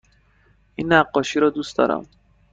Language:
Persian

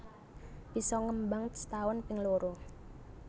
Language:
Javanese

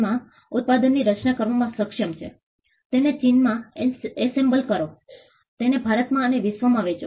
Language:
Gujarati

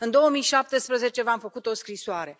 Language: Romanian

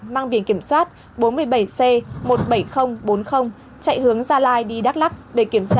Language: Vietnamese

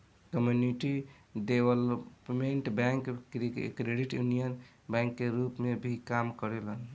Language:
Bhojpuri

